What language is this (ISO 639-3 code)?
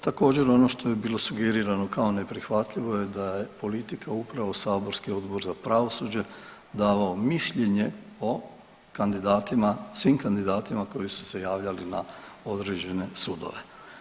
hrv